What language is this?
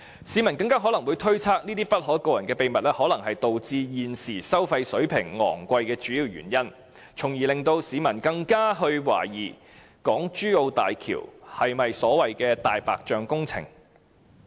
Cantonese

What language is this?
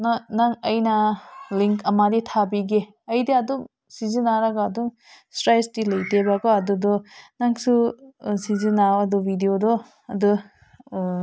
Manipuri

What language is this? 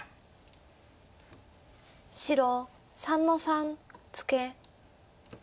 Japanese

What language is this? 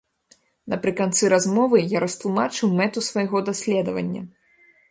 Belarusian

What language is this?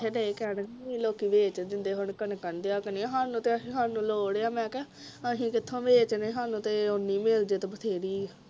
Punjabi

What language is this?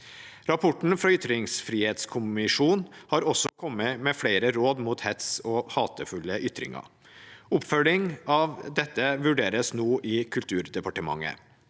Norwegian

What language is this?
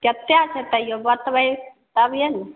Maithili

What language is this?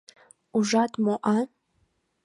Mari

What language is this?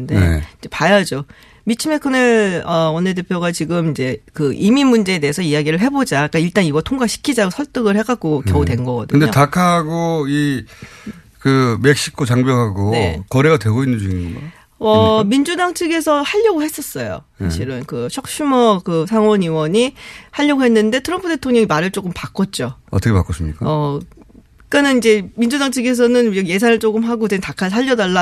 Korean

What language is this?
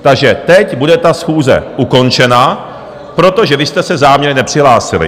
Czech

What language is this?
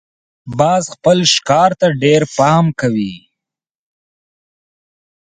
Pashto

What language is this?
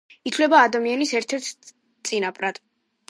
Georgian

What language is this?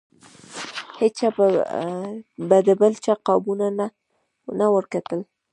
Pashto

